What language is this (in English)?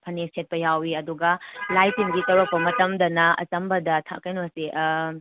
Manipuri